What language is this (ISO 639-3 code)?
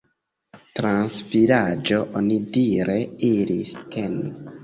epo